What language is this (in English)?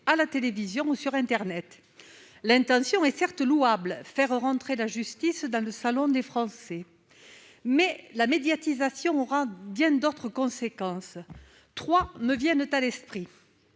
French